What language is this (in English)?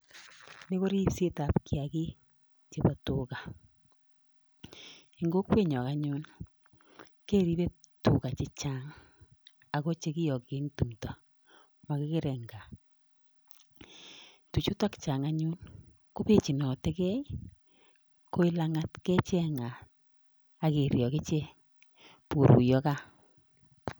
Kalenjin